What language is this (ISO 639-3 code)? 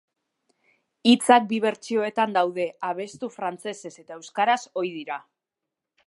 eus